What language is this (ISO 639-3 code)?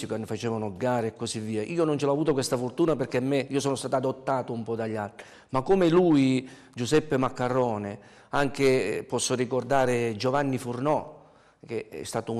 ita